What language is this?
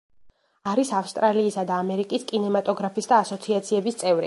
Georgian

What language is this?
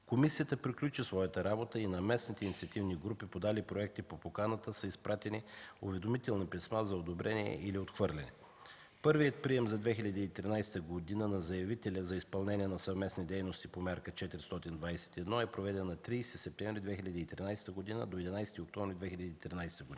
Bulgarian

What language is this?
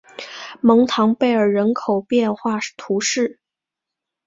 Chinese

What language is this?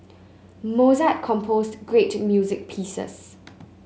English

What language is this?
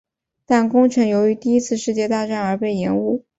Chinese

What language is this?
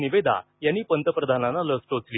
Marathi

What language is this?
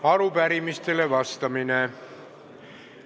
Estonian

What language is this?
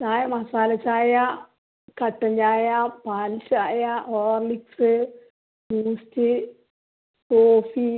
Malayalam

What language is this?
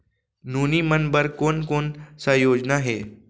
Chhattisgarhi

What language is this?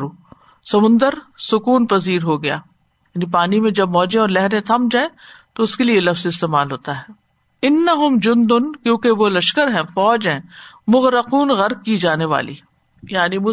Urdu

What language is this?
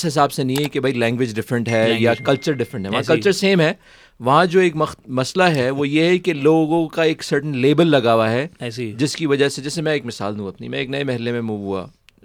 Urdu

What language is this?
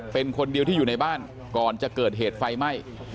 Thai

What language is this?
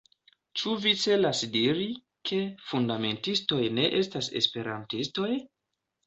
Esperanto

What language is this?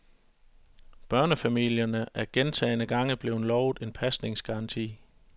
Danish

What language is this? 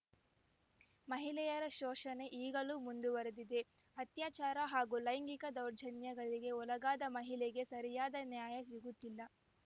Kannada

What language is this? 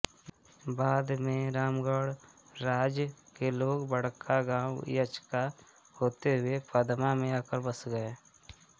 Hindi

